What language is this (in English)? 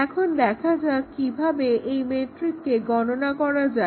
Bangla